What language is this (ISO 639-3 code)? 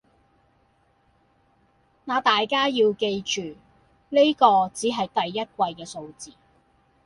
yue